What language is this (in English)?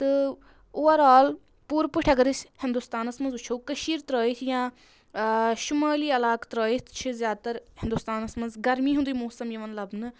Kashmiri